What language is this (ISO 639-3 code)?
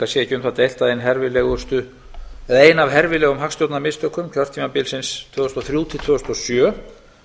isl